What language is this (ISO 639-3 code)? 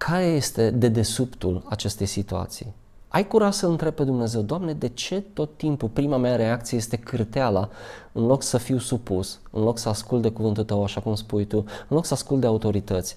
ron